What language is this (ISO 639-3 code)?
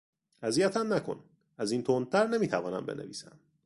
fas